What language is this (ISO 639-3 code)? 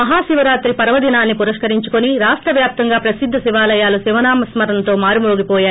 tel